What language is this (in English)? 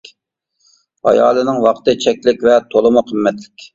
Uyghur